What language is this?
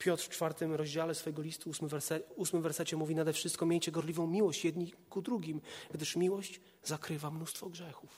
Polish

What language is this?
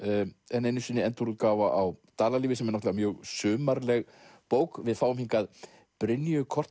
Icelandic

